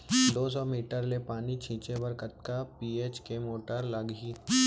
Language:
Chhattisgarhi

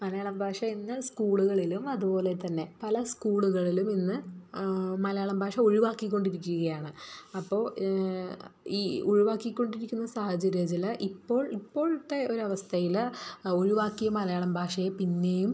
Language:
Malayalam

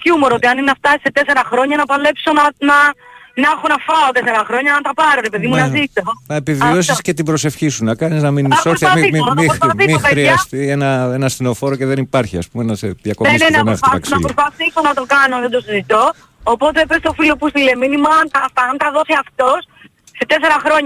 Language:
Greek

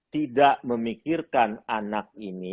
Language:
Indonesian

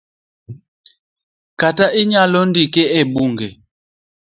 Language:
Luo (Kenya and Tanzania)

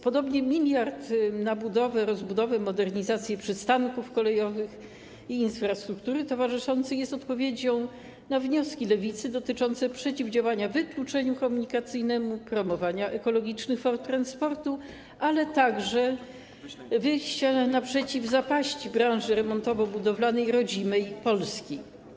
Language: Polish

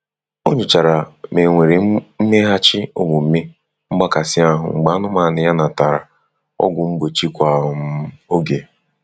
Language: Igbo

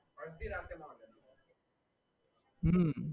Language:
Gujarati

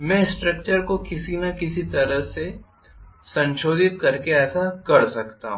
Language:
Hindi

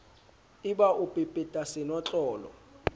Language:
Southern Sotho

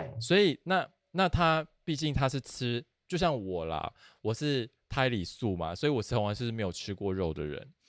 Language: Chinese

